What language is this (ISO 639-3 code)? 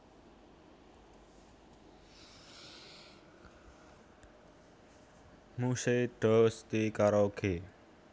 jav